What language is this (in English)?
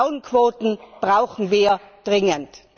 German